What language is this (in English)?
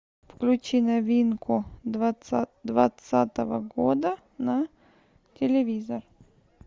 Russian